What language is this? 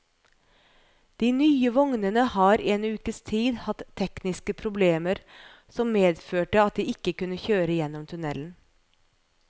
Norwegian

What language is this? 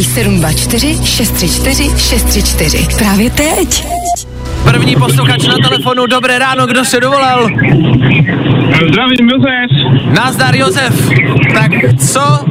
Czech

